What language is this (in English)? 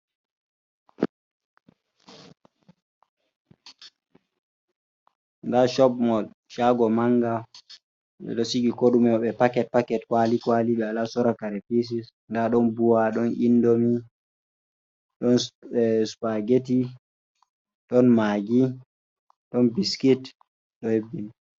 Fula